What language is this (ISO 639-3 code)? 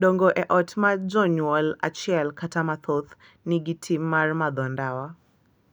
luo